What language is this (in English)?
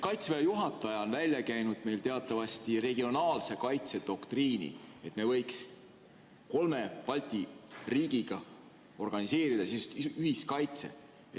Estonian